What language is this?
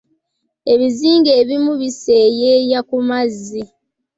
Ganda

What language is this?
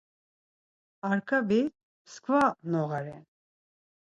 Laz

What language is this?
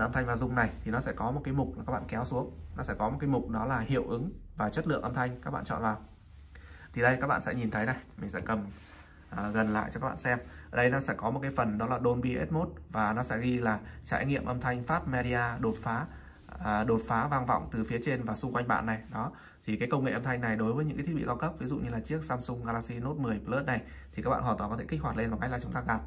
Vietnamese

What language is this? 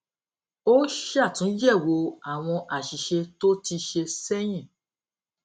Yoruba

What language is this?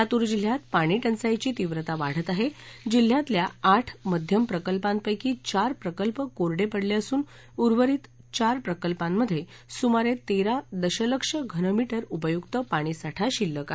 Marathi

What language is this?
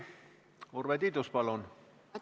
Estonian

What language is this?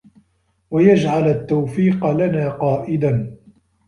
Arabic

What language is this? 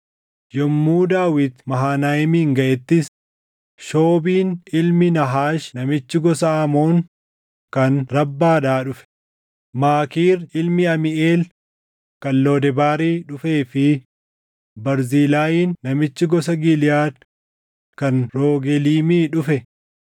Oromo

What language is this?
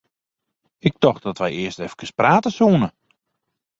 Western Frisian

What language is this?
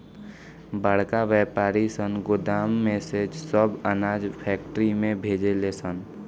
Bhojpuri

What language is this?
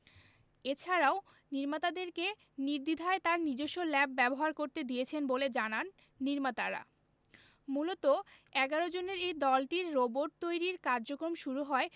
Bangla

